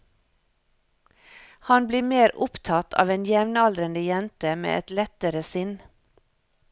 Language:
Norwegian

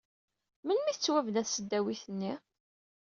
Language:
Kabyle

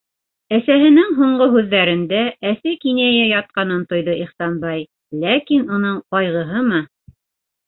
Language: Bashkir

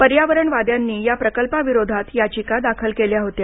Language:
Marathi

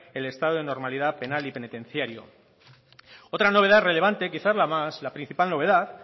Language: Spanish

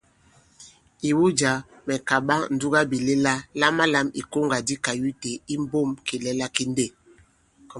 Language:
Bankon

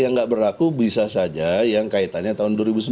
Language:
Indonesian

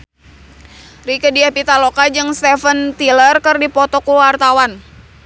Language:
Sundanese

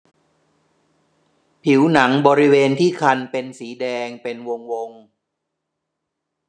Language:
Thai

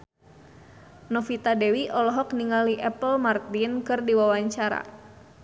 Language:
Sundanese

